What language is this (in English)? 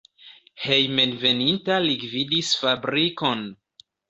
Esperanto